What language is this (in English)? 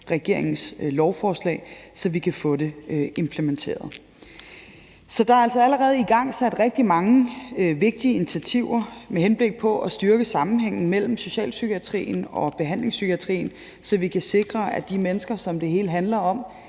Danish